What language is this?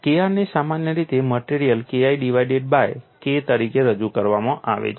Gujarati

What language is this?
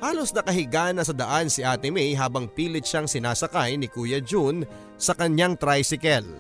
Filipino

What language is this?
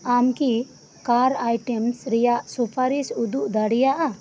Santali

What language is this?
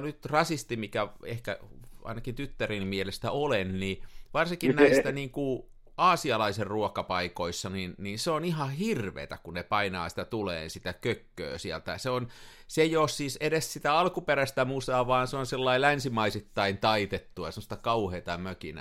Finnish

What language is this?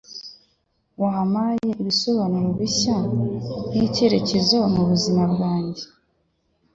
Kinyarwanda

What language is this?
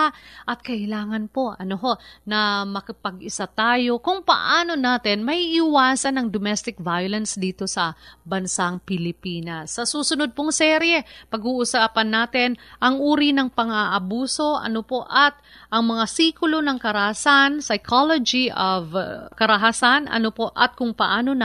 Filipino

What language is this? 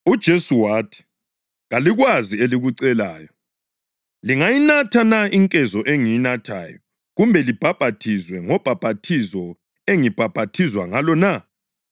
North Ndebele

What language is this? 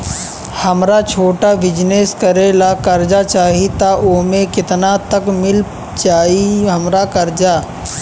Bhojpuri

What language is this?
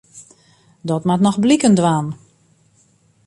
Western Frisian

